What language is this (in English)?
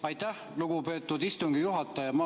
Estonian